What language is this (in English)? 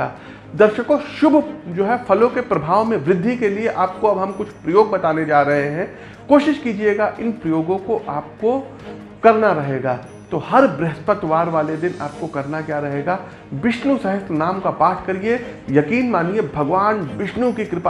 Hindi